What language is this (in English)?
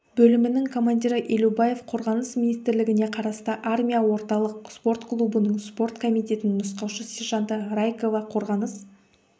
Kazakh